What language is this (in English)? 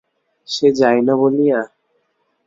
Bangla